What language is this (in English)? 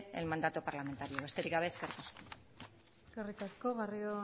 Basque